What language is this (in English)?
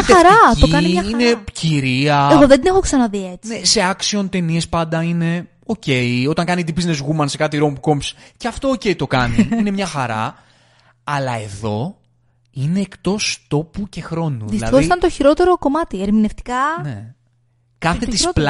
Greek